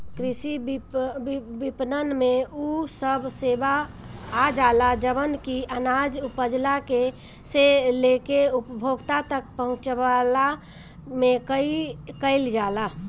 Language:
Bhojpuri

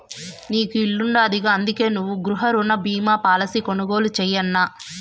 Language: Telugu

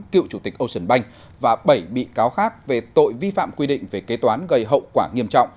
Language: Vietnamese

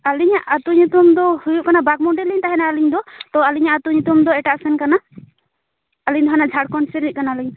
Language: Santali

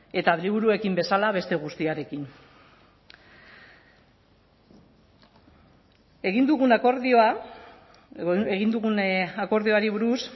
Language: Basque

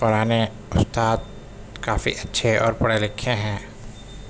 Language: Urdu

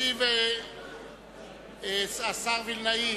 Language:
Hebrew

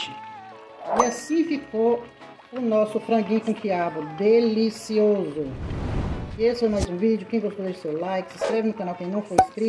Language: Portuguese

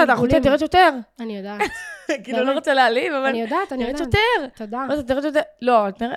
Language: Hebrew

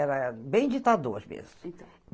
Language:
Portuguese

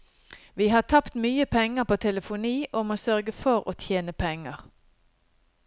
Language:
Norwegian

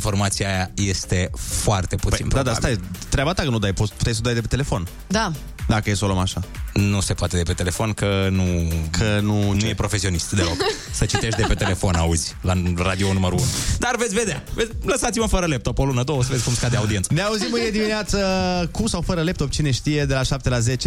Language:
Romanian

